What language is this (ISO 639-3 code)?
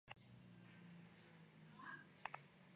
kat